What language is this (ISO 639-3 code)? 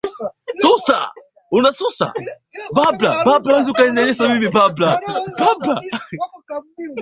swa